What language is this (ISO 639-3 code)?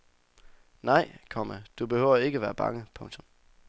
dan